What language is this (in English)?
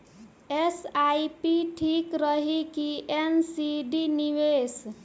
Bhojpuri